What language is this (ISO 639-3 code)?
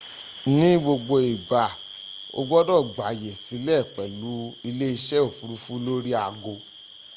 yor